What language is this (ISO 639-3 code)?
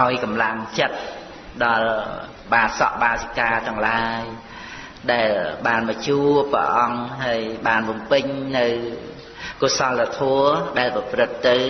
khm